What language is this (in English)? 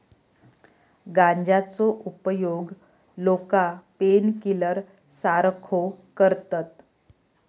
Marathi